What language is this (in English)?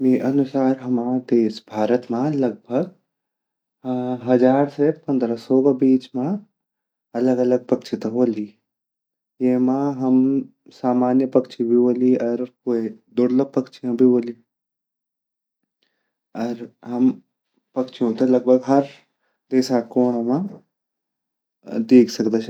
Garhwali